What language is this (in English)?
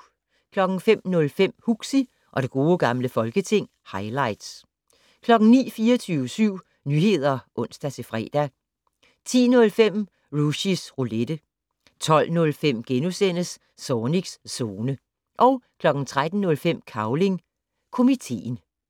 Danish